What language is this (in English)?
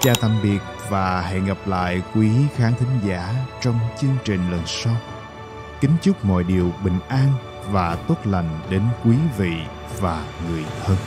Vietnamese